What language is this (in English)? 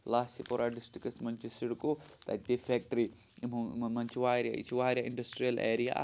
Kashmiri